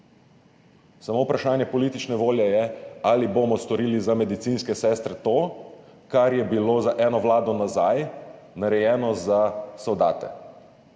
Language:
Slovenian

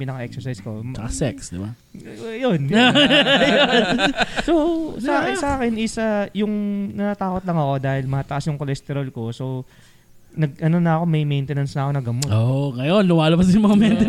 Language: Filipino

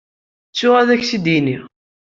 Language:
Kabyle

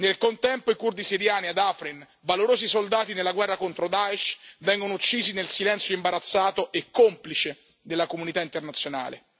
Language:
Italian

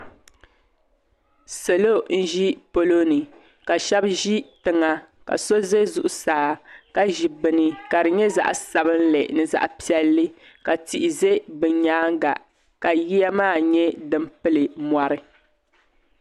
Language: Dagbani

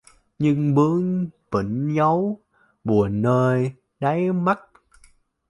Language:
Vietnamese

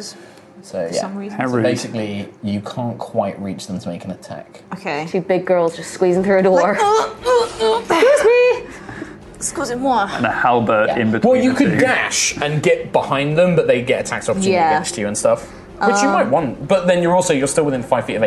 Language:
English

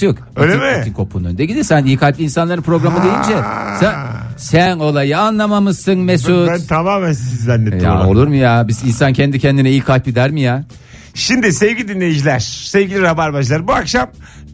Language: Turkish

